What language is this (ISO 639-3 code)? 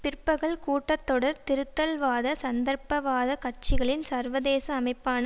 tam